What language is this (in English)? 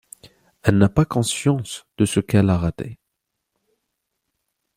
French